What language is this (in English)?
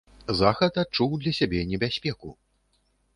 Belarusian